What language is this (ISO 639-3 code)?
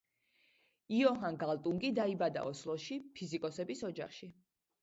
kat